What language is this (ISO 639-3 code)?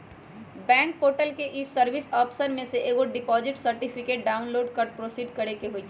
mag